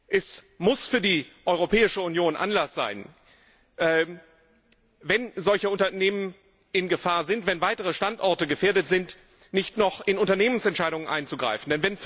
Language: German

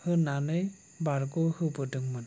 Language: Bodo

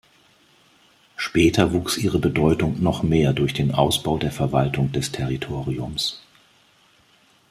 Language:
German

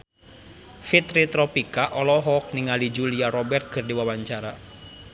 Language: Sundanese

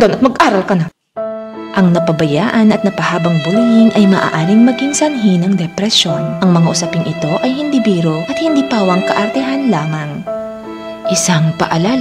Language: Filipino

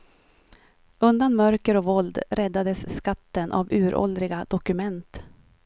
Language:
Swedish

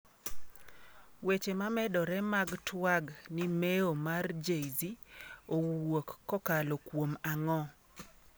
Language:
Luo (Kenya and Tanzania)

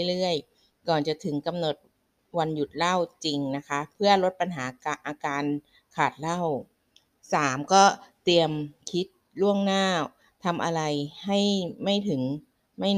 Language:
Thai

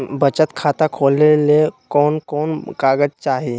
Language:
Magahi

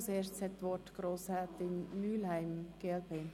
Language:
Swiss German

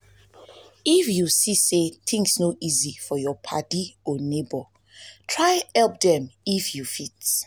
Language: Nigerian Pidgin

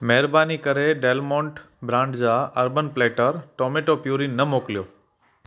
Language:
Sindhi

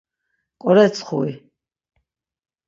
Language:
Laz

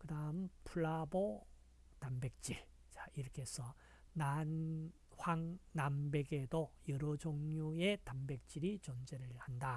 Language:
Korean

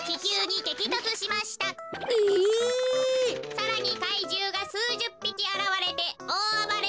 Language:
Japanese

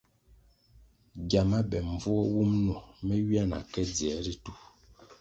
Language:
Kwasio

